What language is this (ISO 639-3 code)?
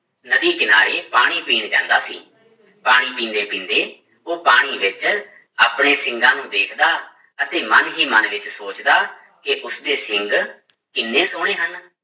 pan